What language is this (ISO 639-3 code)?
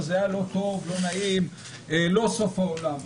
heb